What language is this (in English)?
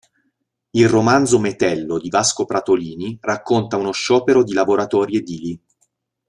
Italian